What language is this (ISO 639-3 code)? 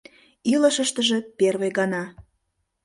chm